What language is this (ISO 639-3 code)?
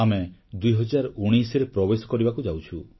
ori